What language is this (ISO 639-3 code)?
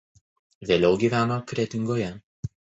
lit